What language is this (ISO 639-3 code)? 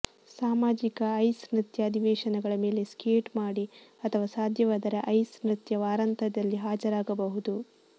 kan